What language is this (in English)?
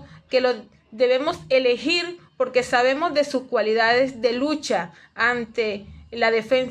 Spanish